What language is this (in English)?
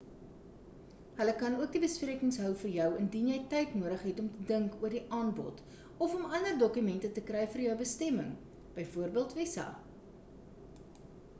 Afrikaans